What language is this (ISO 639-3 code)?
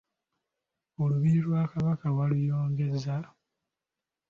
lug